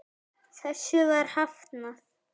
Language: Icelandic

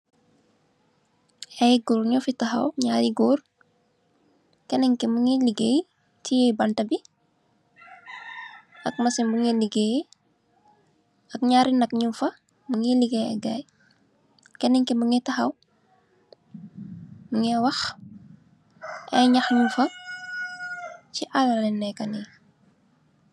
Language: Wolof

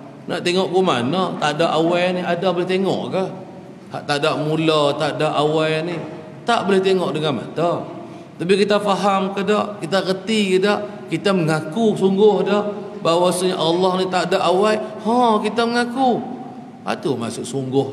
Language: Malay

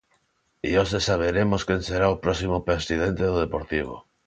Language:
Galician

